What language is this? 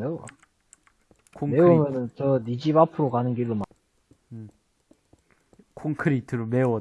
Korean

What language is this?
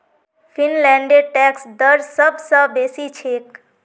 Magahi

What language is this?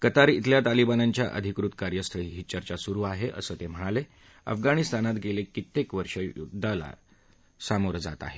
Marathi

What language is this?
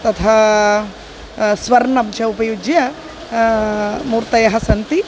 Sanskrit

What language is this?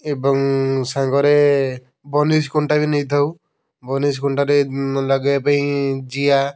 Odia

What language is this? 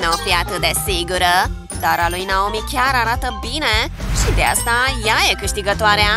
Romanian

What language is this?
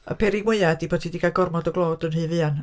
Welsh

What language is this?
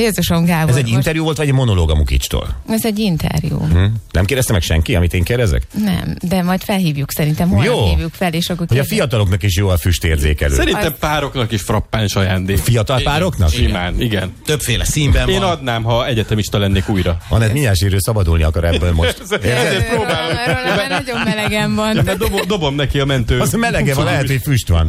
Hungarian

